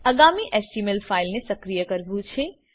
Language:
Gujarati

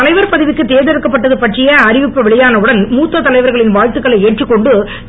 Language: Tamil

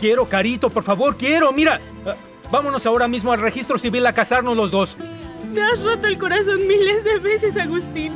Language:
Spanish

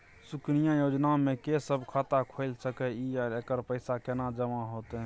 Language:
Maithili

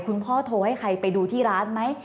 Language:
Thai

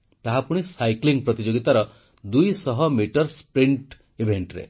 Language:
Odia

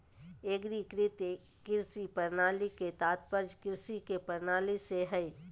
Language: Magahi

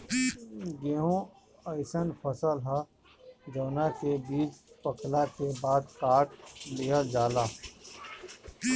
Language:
Bhojpuri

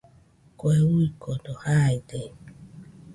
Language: Nüpode Huitoto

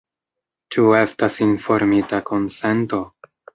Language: Esperanto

